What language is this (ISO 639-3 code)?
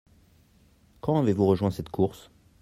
fra